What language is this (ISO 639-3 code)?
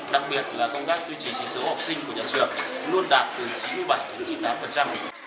vie